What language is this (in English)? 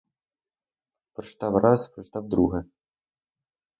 Ukrainian